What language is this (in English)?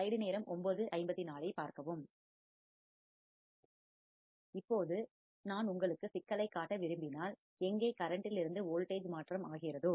Tamil